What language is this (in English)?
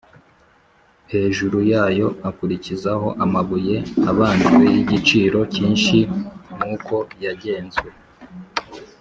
Kinyarwanda